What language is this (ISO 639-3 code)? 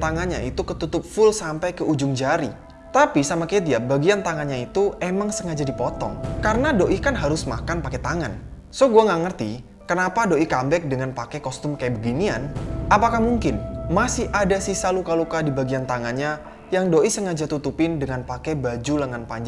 ind